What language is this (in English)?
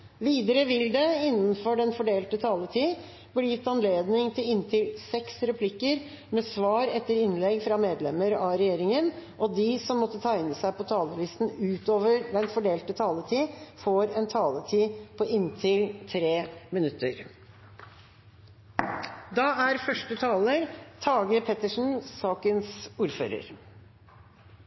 Norwegian Bokmål